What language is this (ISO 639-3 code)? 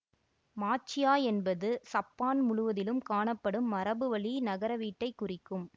tam